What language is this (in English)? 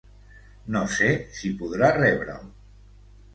Catalan